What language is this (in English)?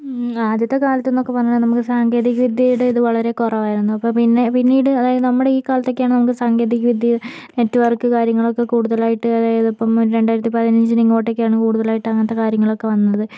Malayalam